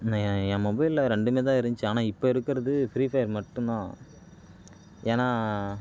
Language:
Tamil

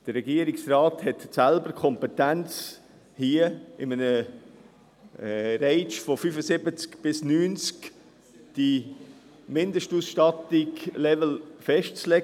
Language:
Swiss German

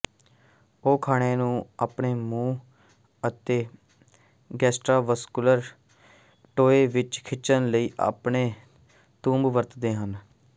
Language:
Punjabi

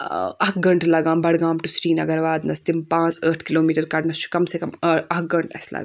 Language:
Kashmiri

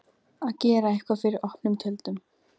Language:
Icelandic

